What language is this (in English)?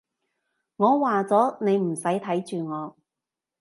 Cantonese